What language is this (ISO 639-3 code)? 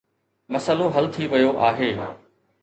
snd